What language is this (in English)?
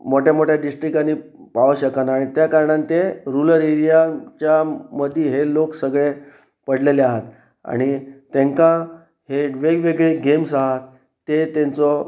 Konkani